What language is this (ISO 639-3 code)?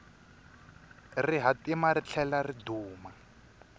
tso